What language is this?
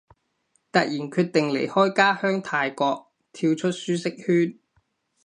Cantonese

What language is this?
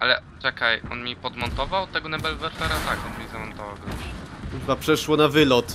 Polish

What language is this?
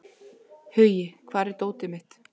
Icelandic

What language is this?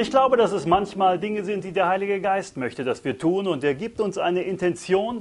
German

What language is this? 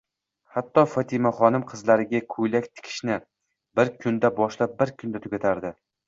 Uzbek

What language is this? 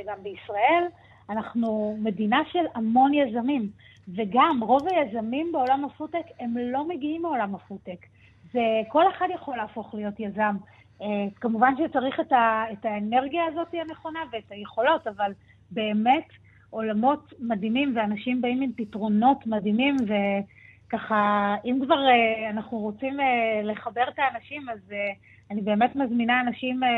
Hebrew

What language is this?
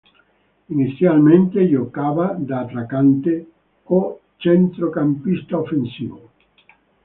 Italian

